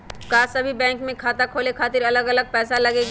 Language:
Magahi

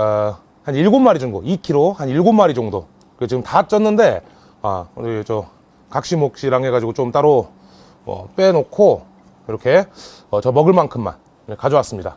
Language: Korean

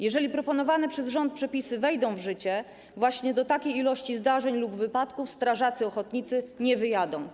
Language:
Polish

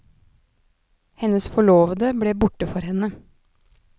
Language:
Norwegian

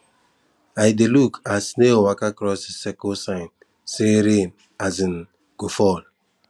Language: Nigerian Pidgin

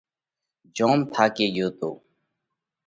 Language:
Parkari Koli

